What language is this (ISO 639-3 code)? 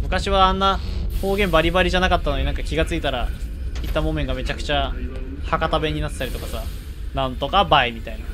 jpn